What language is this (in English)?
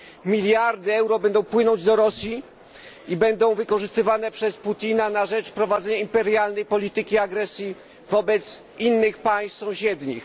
Polish